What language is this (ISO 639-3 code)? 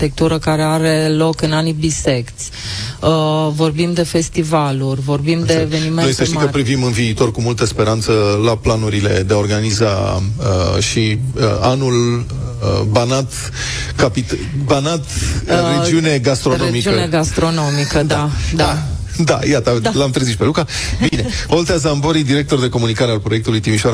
ron